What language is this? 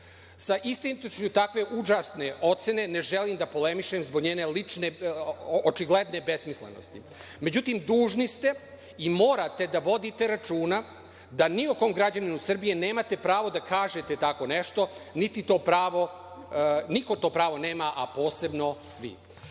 Serbian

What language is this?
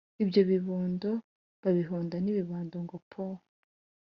Kinyarwanda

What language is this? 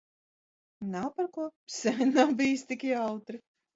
Latvian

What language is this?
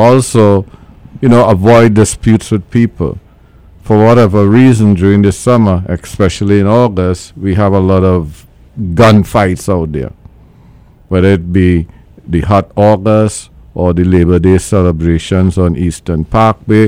English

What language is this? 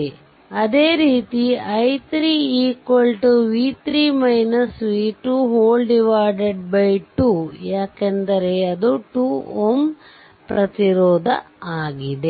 Kannada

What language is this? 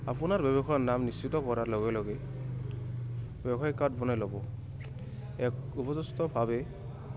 Assamese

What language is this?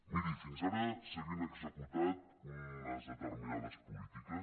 Catalan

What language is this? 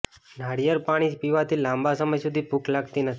Gujarati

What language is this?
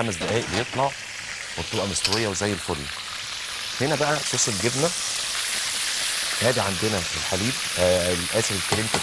Arabic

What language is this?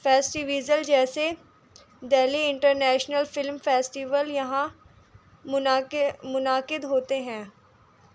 Urdu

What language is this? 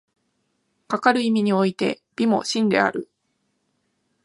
Japanese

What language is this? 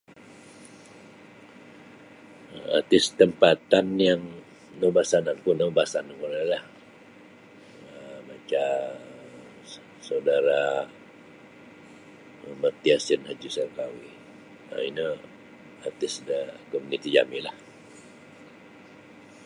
Sabah Bisaya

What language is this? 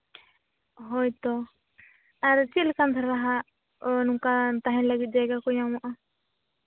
Santali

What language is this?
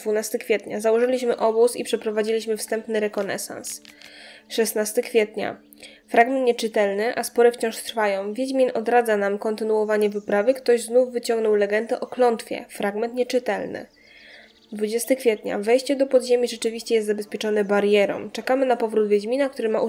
Polish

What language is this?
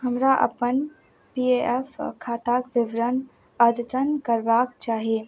Maithili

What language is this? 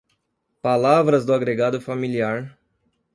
Portuguese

